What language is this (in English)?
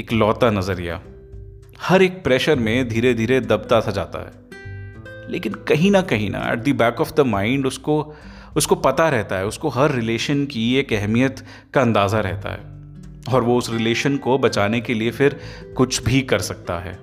Hindi